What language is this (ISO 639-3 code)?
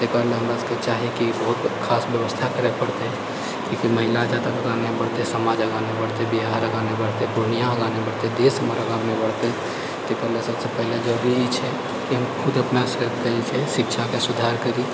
mai